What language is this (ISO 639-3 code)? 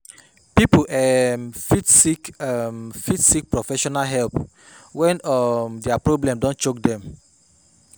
pcm